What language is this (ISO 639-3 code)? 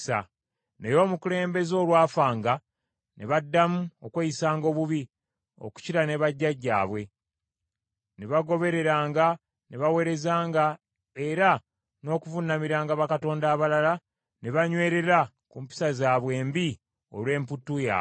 lug